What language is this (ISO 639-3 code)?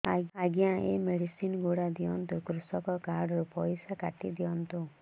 ori